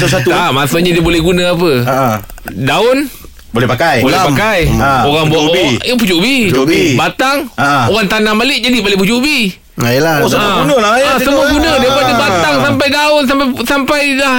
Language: Malay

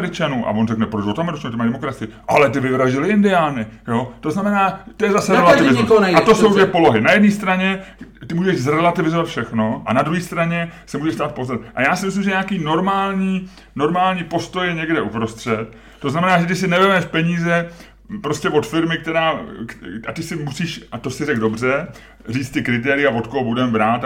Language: Czech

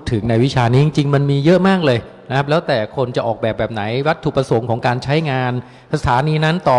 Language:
Thai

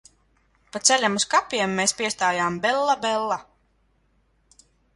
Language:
Latvian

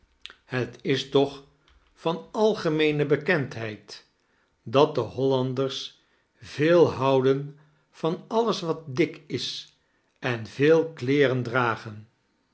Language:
Dutch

